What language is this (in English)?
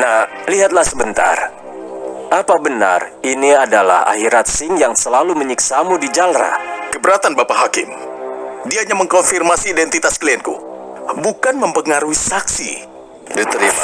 Indonesian